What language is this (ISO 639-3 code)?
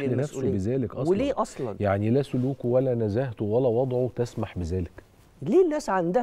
ara